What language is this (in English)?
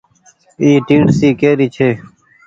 Goaria